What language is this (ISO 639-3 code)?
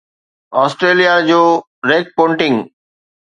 snd